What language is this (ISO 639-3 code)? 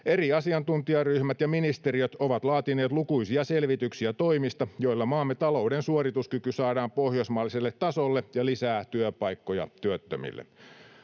fin